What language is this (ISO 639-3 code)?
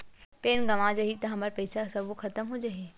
hne